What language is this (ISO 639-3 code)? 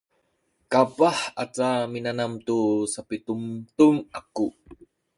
szy